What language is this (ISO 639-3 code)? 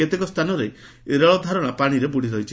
ori